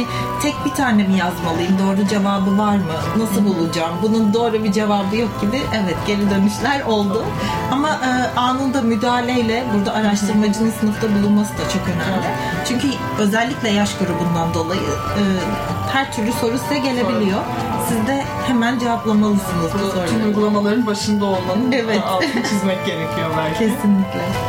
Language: Turkish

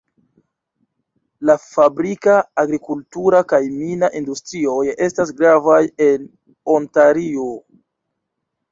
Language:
Esperanto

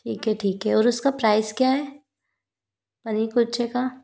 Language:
Hindi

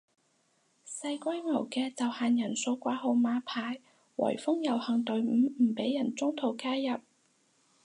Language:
Cantonese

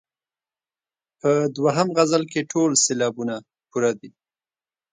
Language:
Pashto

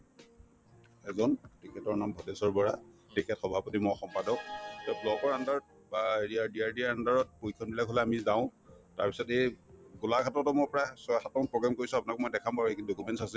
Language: Assamese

